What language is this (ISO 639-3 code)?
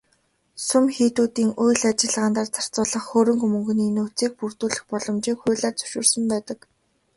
mon